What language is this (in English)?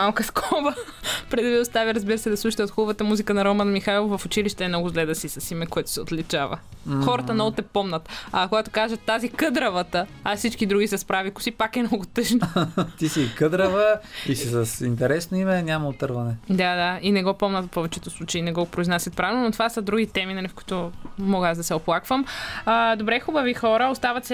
Bulgarian